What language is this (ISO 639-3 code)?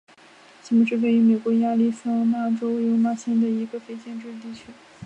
zho